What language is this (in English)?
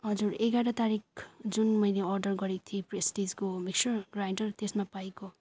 Nepali